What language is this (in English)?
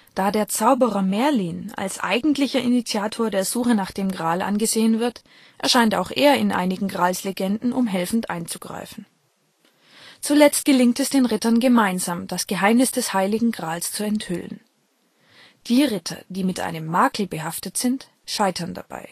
German